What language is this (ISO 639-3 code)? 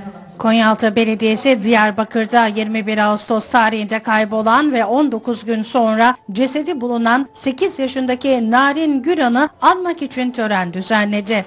tur